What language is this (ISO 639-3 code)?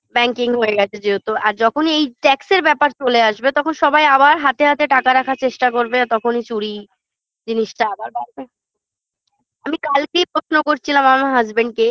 ben